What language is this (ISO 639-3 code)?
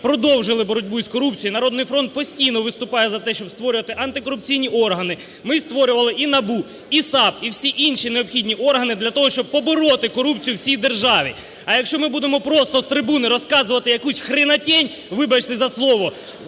ukr